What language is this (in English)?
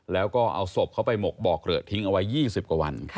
Thai